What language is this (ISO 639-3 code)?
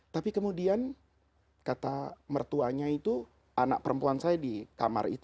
ind